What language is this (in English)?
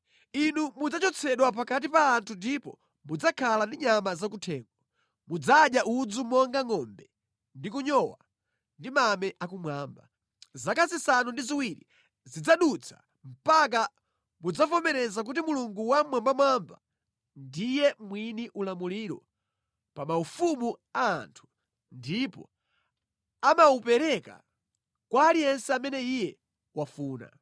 Nyanja